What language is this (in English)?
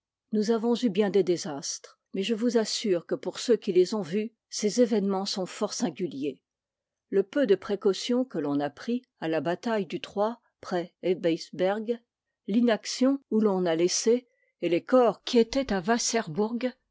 French